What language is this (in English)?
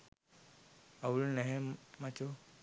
Sinhala